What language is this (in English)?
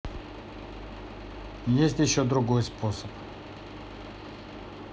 Russian